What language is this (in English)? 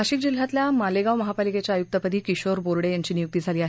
Marathi